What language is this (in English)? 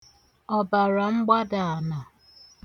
Igbo